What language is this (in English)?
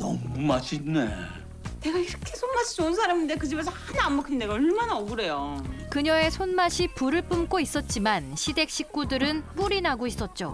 Korean